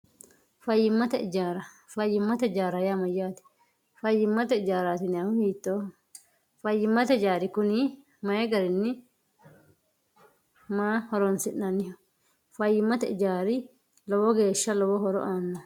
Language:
Sidamo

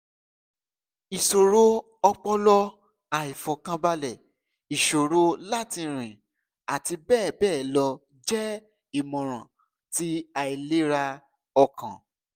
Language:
Yoruba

